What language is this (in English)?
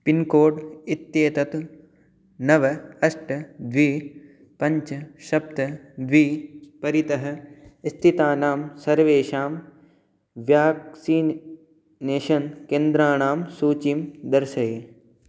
Sanskrit